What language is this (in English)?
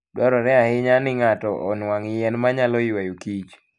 Luo (Kenya and Tanzania)